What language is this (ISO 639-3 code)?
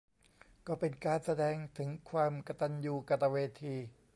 tha